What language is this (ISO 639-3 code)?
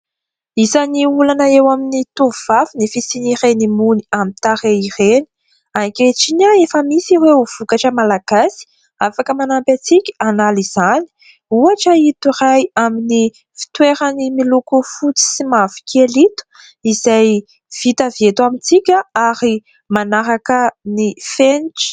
mlg